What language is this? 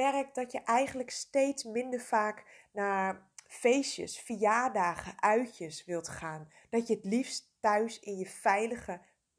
Dutch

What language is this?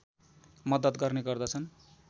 Nepali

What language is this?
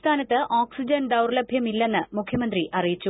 Malayalam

